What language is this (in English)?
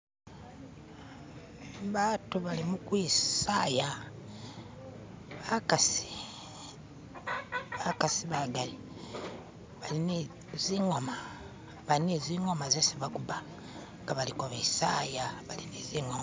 Masaaba